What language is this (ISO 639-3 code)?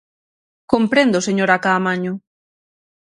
glg